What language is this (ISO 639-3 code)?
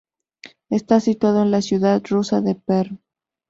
spa